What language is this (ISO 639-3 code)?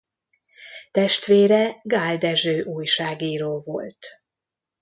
hun